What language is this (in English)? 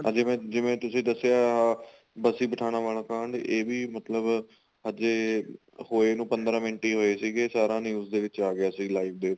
Punjabi